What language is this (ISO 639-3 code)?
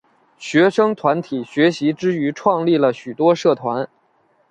zho